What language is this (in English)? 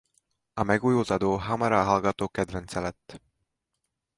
Hungarian